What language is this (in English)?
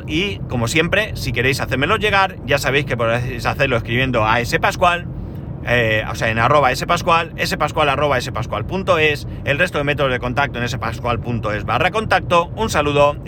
Spanish